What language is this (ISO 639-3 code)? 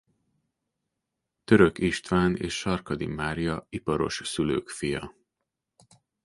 hun